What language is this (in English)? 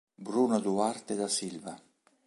Italian